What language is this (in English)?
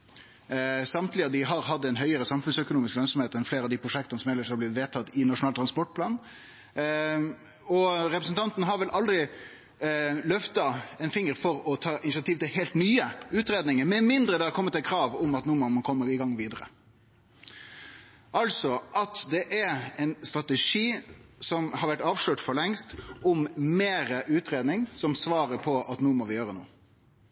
Norwegian Nynorsk